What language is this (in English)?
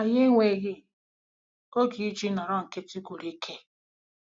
Igbo